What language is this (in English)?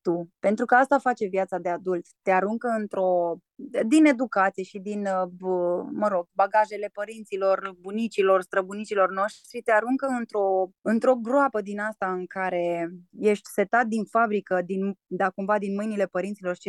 Romanian